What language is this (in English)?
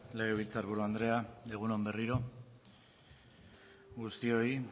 Basque